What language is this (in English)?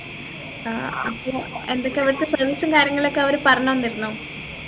Malayalam